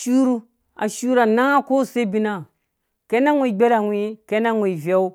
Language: Dũya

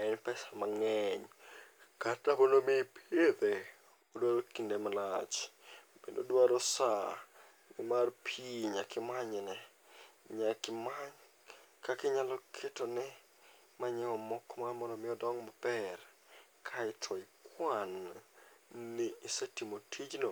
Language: Luo (Kenya and Tanzania)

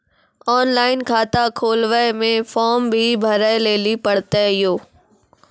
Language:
Maithili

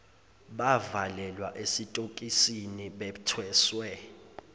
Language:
Zulu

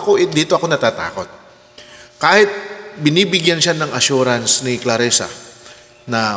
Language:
Filipino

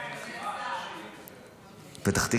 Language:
Hebrew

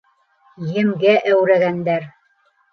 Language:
Bashkir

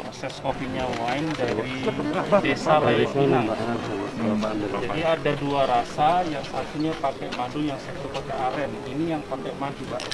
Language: Indonesian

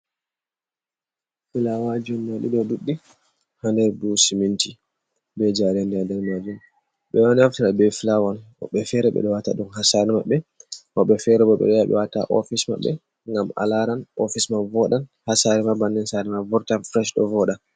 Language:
Fula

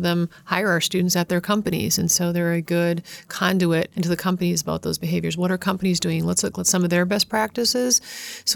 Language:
English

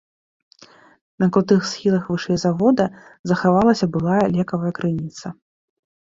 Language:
Belarusian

